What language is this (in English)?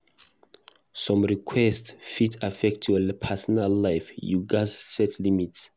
Nigerian Pidgin